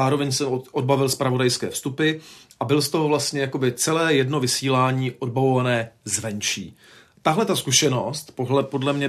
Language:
Czech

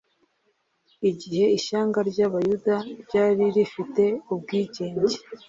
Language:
Kinyarwanda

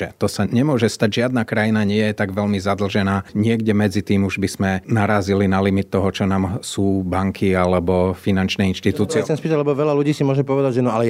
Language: Slovak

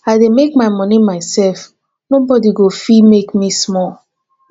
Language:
Nigerian Pidgin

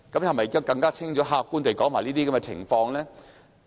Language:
Cantonese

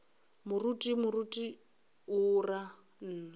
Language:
Northern Sotho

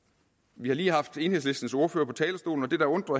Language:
Danish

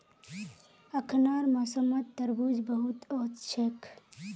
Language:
Magahi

